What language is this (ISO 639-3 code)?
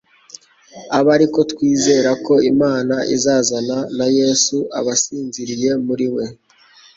kin